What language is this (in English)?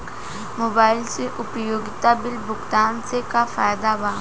Bhojpuri